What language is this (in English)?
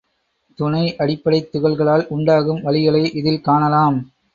Tamil